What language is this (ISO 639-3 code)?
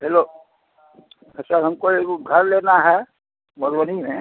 mai